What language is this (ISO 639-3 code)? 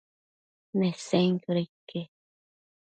mcf